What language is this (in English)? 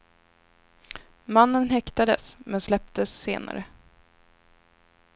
Swedish